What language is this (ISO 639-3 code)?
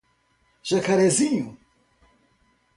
por